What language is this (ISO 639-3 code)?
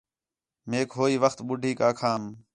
xhe